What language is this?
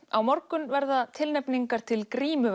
Icelandic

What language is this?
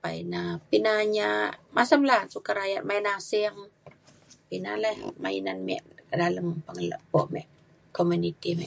Mainstream Kenyah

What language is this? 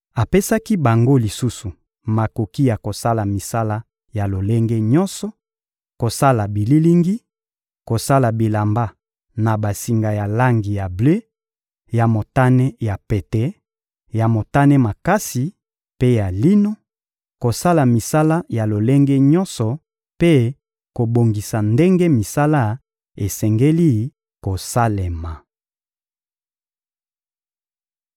Lingala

